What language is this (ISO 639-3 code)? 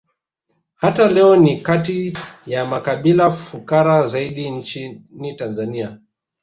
swa